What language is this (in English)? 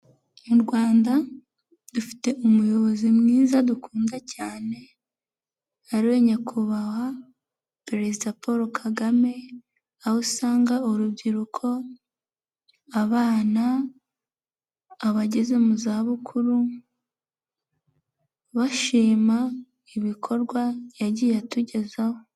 Kinyarwanda